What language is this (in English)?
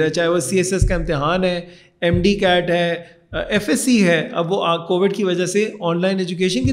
Urdu